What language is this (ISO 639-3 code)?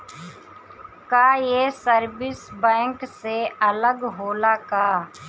bho